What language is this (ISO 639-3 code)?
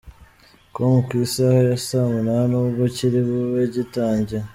kin